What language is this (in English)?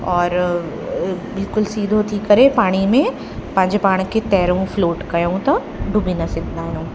Sindhi